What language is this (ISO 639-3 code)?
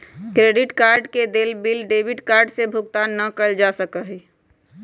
mag